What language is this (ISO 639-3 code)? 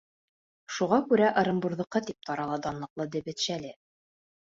bak